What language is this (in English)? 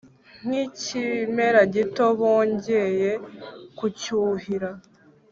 Kinyarwanda